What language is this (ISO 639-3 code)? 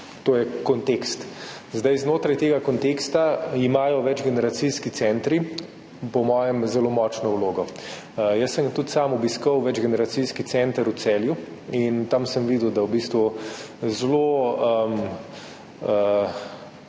slv